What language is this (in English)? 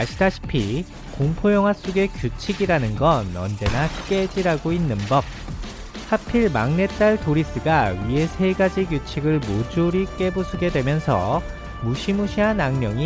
Korean